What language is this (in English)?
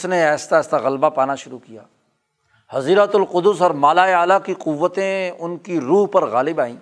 Urdu